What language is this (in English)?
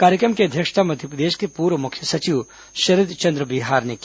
Hindi